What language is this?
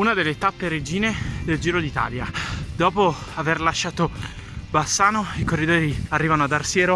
Italian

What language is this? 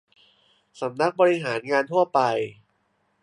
Thai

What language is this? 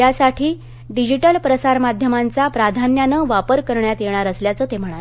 Marathi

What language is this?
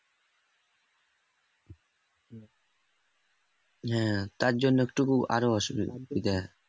Bangla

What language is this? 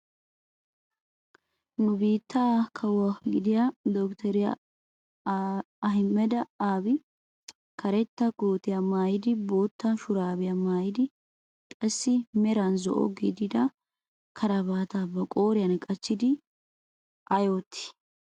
Wolaytta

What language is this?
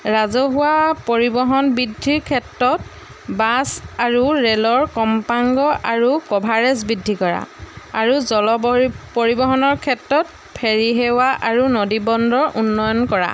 Assamese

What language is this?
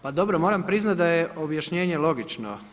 Croatian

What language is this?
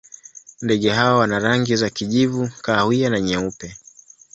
Swahili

